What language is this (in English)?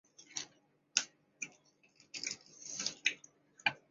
Chinese